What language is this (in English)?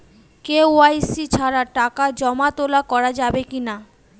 Bangla